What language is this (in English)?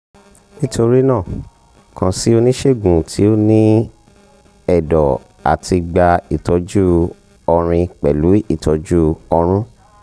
Yoruba